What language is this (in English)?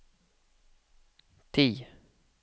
Norwegian